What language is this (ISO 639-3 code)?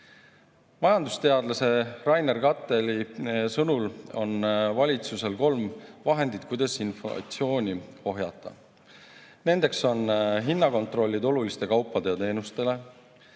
est